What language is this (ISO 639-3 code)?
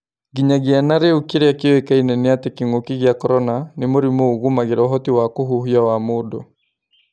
kik